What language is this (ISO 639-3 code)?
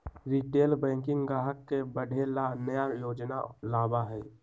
mag